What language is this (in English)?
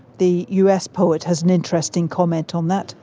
English